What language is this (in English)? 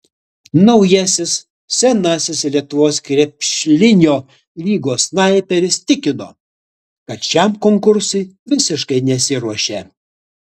Lithuanian